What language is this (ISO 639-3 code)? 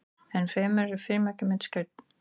isl